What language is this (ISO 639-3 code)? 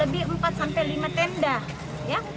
ind